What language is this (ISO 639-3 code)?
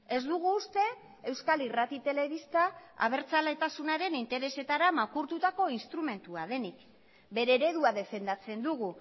eus